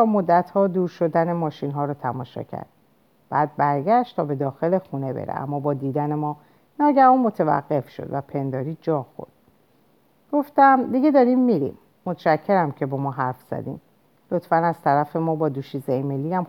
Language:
Persian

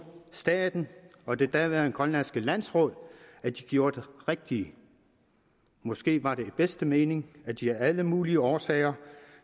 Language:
Danish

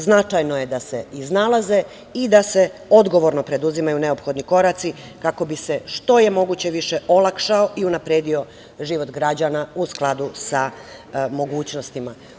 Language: Serbian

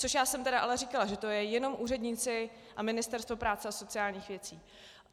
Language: Czech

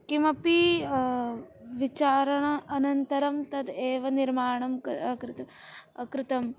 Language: Sanskrit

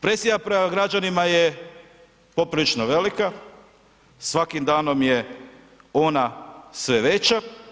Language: Croatian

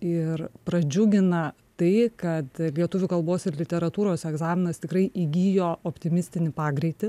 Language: Lithuanian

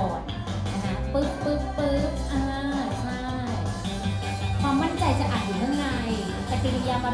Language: Thai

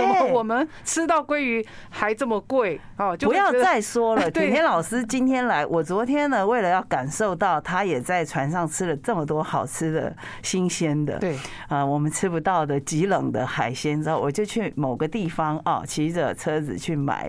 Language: Chinese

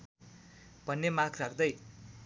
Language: Nepali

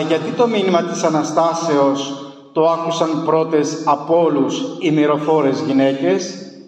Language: Greek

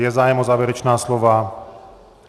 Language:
Czech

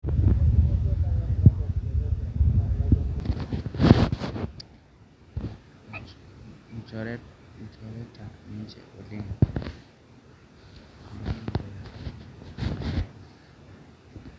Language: Masai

